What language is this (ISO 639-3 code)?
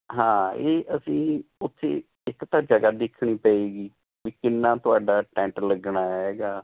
pan